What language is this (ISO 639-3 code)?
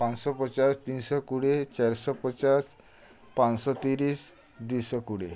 ori